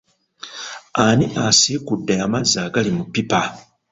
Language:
Ganda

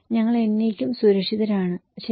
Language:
Malayalam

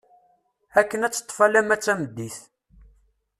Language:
Kabyle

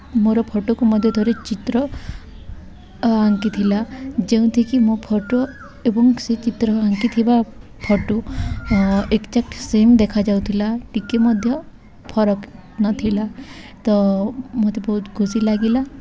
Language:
Odia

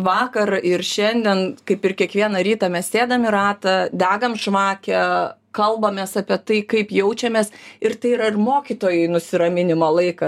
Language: Lithuanian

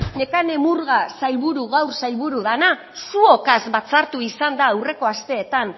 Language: Basque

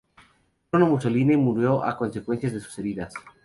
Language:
Spanish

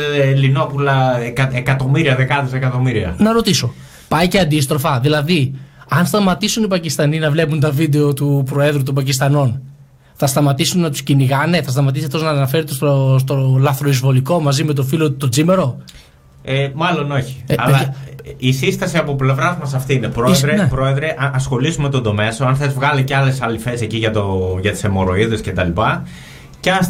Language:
Greek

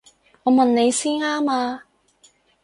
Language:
Cantonese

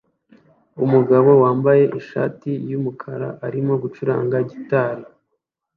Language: Kinyarwanda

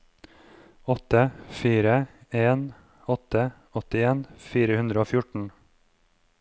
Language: Norwegian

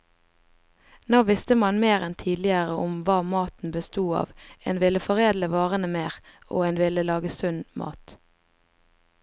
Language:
Norwegian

